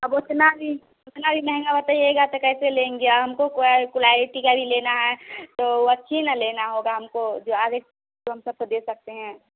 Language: Hindi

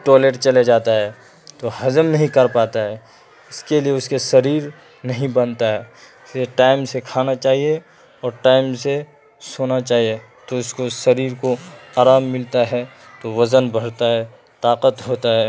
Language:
Urdu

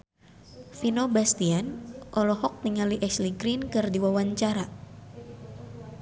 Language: Sundanese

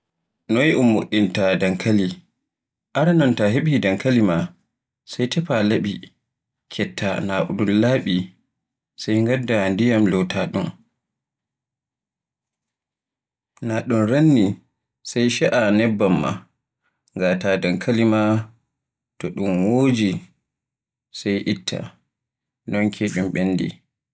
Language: Borgu Fulfulde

